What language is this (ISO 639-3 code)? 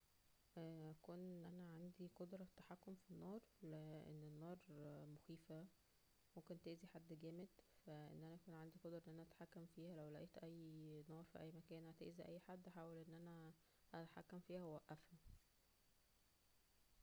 arz